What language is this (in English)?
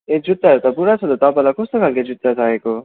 Nepali